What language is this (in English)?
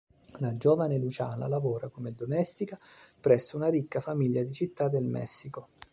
Italian